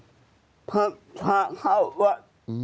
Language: Thai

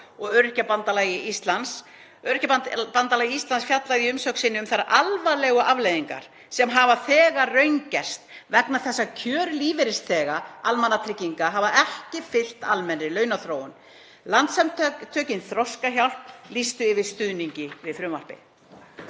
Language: Icelandic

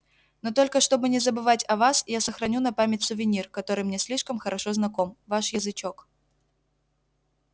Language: Russian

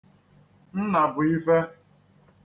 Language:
Igbo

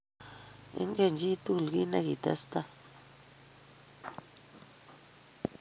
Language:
Kalenjin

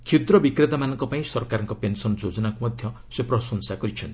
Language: Odia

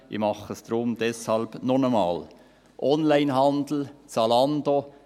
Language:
Swiss German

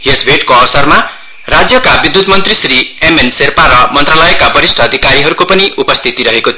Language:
Nepali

